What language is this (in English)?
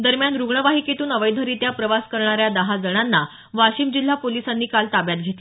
Marathi